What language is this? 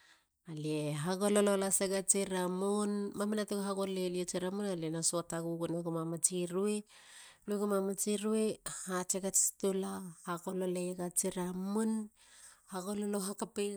Halia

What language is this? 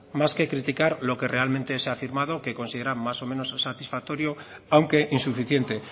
Spanish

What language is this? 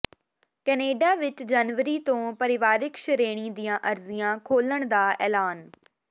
Punjabi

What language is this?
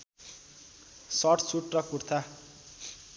Nepali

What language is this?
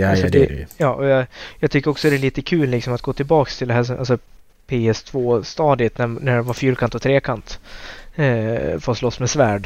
Swedish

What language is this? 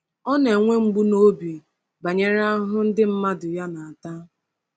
Igbo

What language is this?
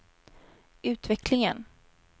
Swedish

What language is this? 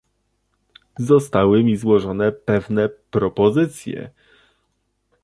Polish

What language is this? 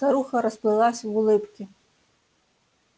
Russian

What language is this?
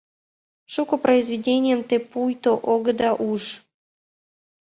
Mari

